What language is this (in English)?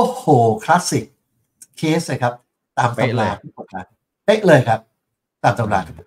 Thai